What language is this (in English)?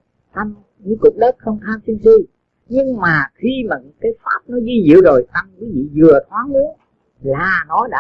Vietnamese